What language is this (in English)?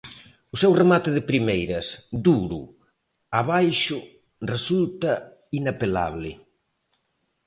Galician